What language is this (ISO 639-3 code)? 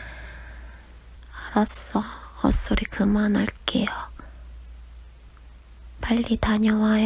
kor